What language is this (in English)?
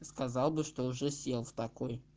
Russian